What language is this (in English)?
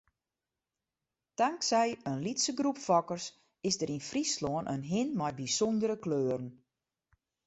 Western Frisian